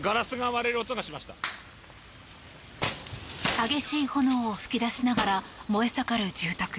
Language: Japanese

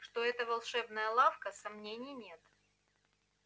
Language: Russian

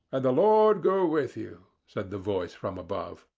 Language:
English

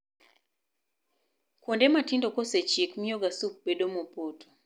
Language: Luo (Kenya and Tanzania)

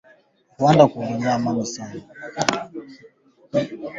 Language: Swahili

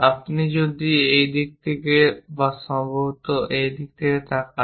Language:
Bangla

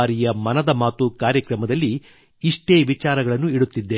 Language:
Kannada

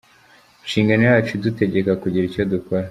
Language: Kinyarwanda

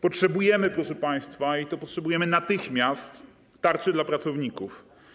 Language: Polish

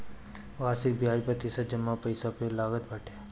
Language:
Bhojpuri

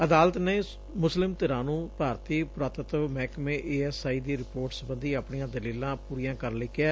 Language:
Punjabi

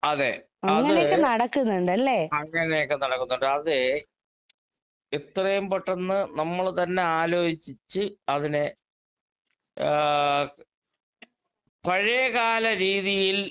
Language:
Malayalam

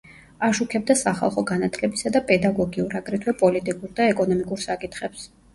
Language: Georgian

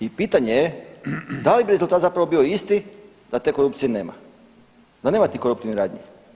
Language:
Croatian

